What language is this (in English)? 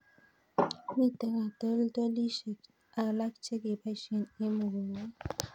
Kalenjin